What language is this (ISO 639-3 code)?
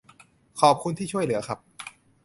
tha